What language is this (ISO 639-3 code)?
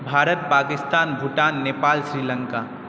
mai